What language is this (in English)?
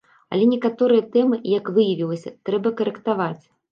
Belarusian